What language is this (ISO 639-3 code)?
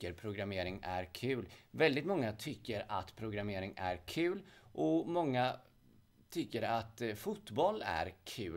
swe